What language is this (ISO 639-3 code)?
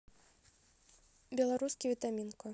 rus